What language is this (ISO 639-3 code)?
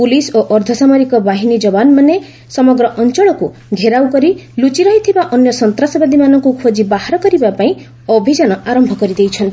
ori